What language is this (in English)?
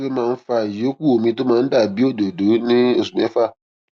Yoruba